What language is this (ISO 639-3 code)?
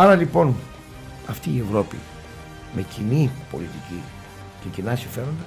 ell